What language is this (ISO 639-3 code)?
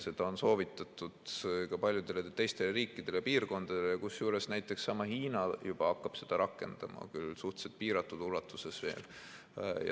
est